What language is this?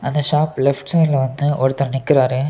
Tamil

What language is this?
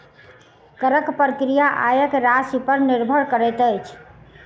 Maithili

